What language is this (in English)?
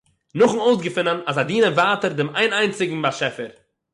Yiddish